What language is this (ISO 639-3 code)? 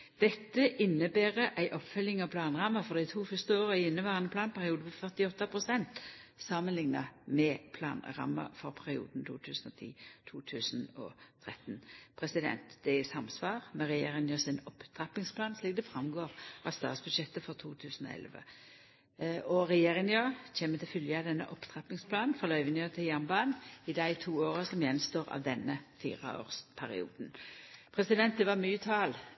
nno